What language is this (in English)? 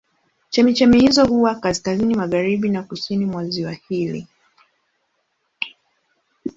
Swahili